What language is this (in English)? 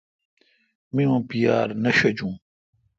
Kalkoti